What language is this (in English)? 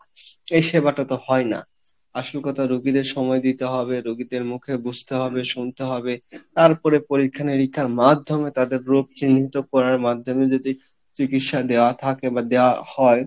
Bangla